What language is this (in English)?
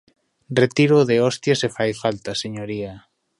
Galician